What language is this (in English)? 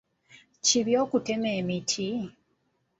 Ganda